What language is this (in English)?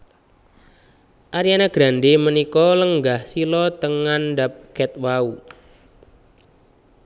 Javanese